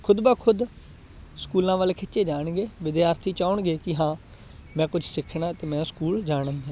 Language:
Punjabi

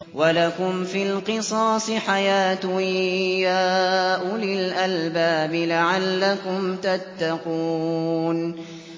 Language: Arabic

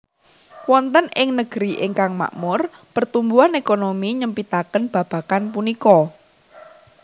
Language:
Javanese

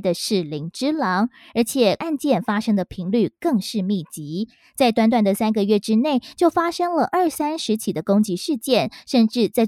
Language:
Chinese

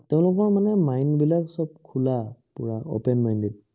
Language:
Assamese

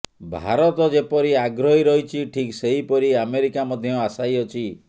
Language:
Odia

